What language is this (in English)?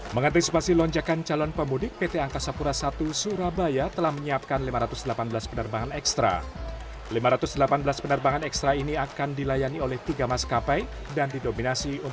Indonesian